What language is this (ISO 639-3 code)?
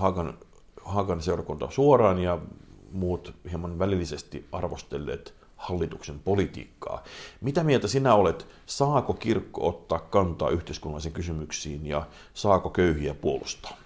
fin